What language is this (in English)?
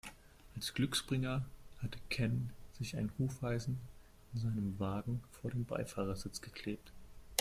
German